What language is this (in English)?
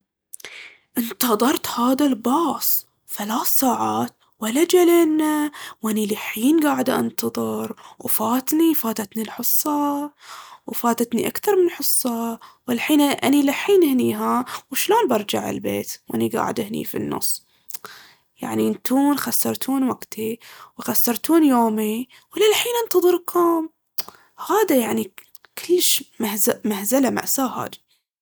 Baharna Arabic